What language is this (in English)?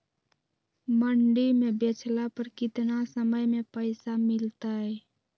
Magahi